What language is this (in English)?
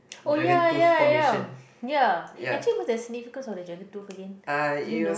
English